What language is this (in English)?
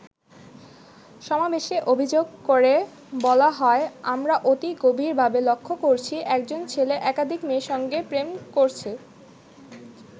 Bangla